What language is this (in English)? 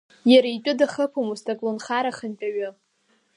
Abkhazian